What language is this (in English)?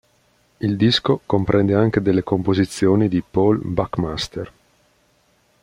Italian